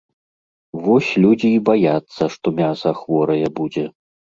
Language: Belarusian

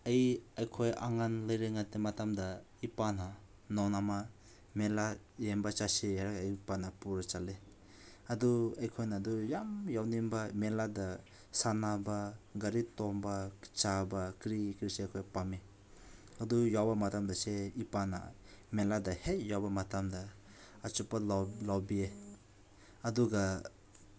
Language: Manipuri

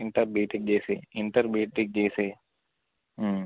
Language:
Telugu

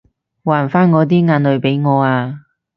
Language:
Cantonese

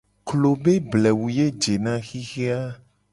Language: Gen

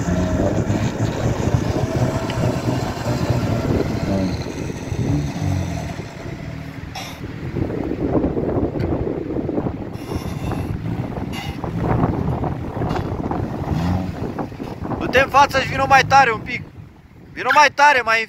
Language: Romanian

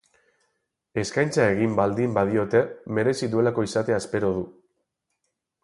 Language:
Basque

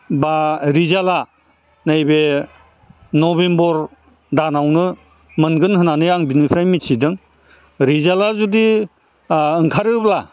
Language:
Bodo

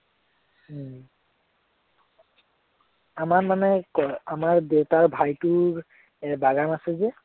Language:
Assamese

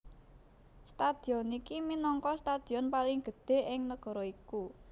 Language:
Javanese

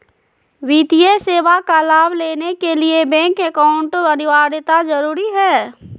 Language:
Magahi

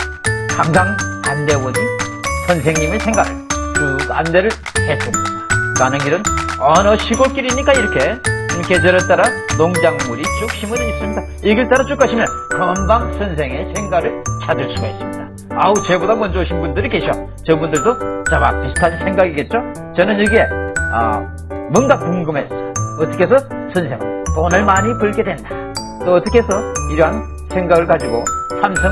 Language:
Korean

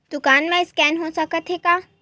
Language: Chhattisgarhi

